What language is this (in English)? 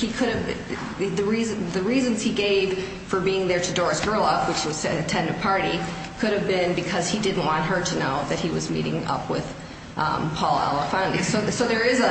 English